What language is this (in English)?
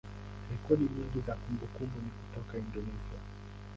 Swahili